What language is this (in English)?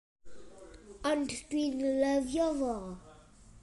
Welsh